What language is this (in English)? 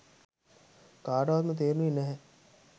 Sinhala